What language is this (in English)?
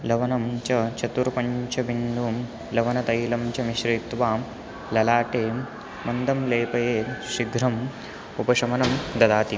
Sanskrit